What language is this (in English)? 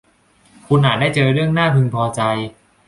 Thai